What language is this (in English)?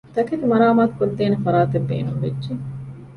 Divehi